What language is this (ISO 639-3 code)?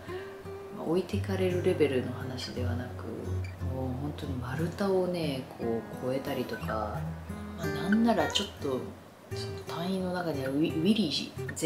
jpn